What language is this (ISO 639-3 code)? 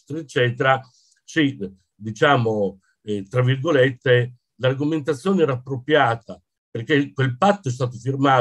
ita